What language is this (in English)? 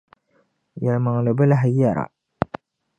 Dagbani